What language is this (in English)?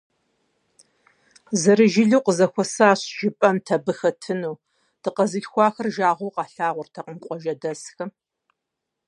Kabardian